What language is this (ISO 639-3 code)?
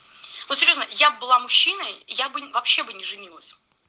rus